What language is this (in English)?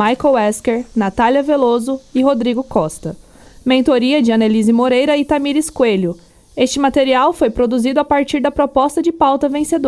Portuguese